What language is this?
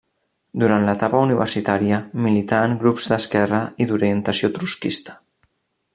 Catalan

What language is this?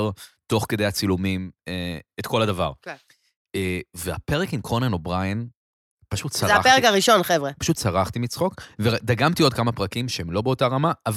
Hebrew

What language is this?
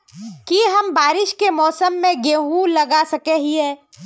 Magahi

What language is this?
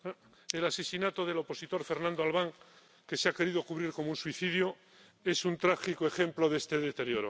Spanish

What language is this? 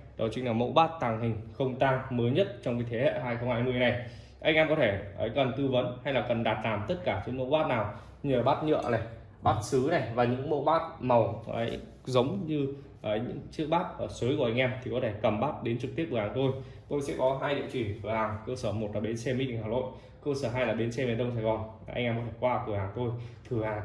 Vietnamese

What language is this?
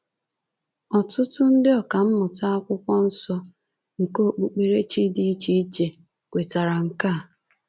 Igbo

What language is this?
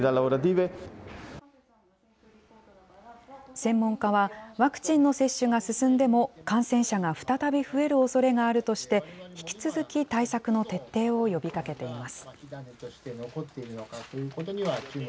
Japanese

